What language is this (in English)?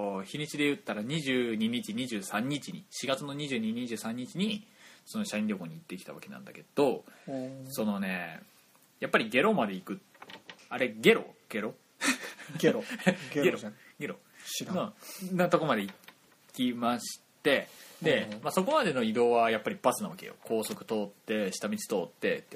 Japanese